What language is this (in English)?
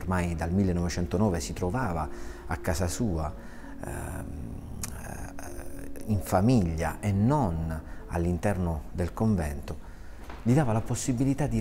Italian